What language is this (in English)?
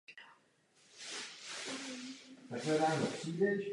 Czech